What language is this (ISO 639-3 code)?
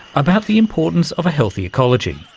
eng